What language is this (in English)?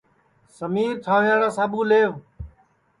Sansi